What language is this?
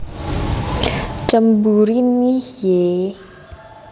Javanese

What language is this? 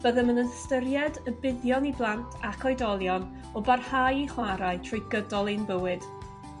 Welsh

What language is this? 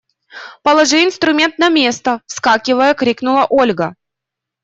Russian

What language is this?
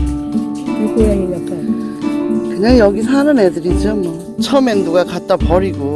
Korean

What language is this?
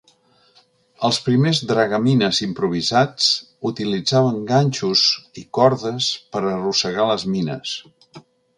Catalan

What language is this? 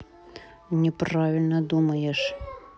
Russian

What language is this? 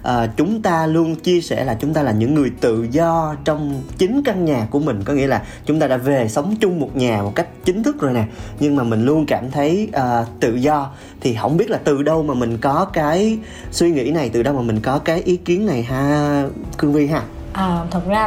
Vietnamese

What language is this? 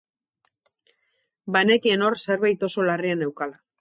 Basque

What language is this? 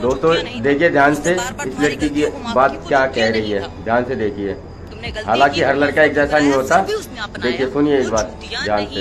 Hindi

